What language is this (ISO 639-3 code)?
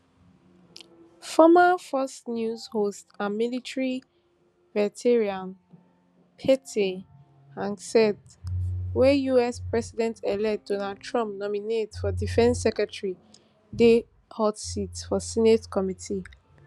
pcm